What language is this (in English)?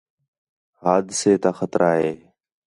Khetrani